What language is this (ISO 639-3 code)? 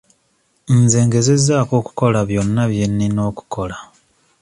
lug